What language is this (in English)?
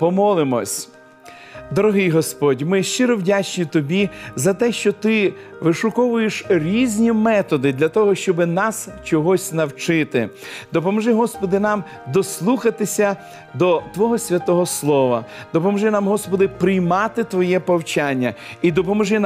Ukrainian